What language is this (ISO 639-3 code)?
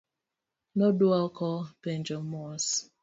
luo